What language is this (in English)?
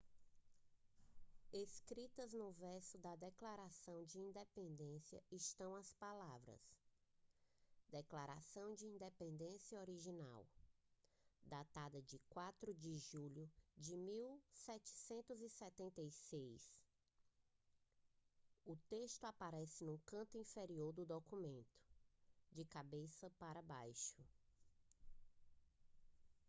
Portuguese